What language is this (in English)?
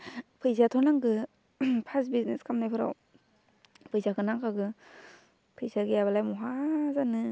Bodo